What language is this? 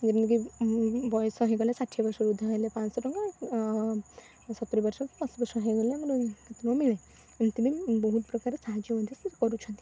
Odia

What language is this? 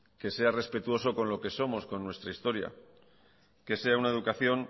Spanish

